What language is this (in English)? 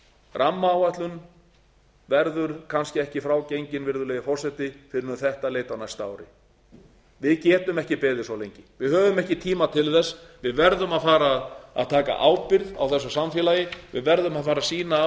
Icelandic